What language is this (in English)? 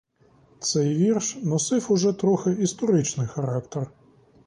Ukrainian